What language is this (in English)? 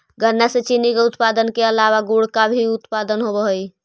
Magahi